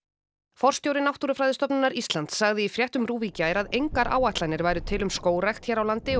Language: Icelandic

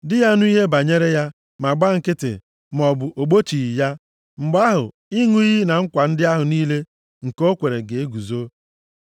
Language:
Igbo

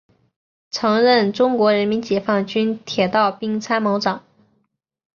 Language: Chinese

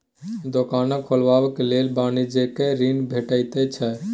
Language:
Maithili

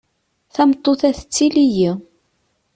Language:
Kabyle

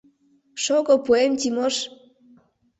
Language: Mari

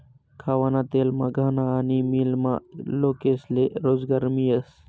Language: Marathi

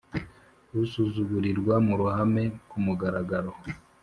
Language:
Kinyarwanda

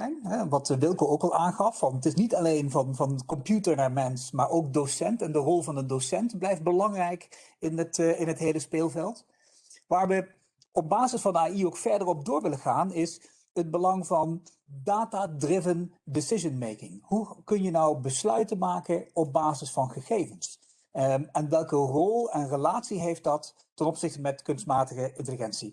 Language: Dutch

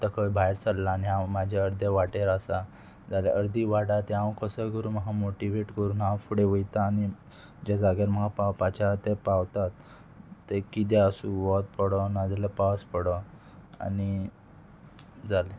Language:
Konkani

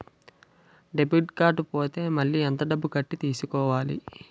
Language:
Telugu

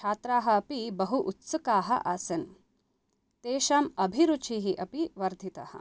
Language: Sanskrit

